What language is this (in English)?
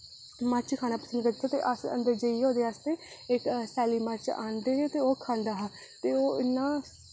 Dogri